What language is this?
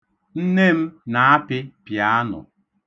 Igbo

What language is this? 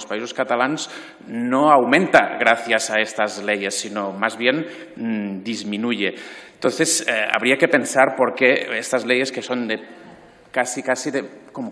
Spanish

